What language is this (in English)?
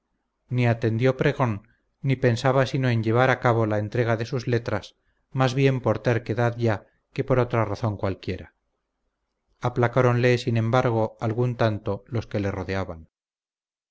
Spanish